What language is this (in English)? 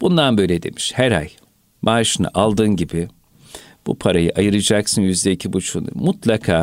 Turkish